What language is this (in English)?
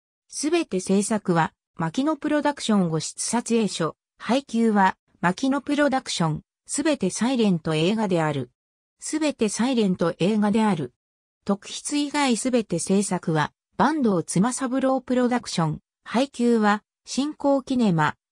Japanese